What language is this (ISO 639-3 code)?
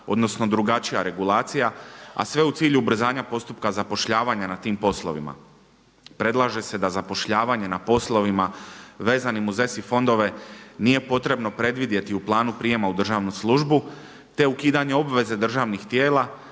hrv